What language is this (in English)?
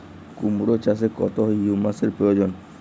Bangla